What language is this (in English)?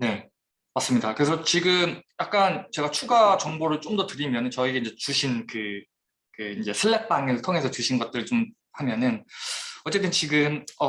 Korean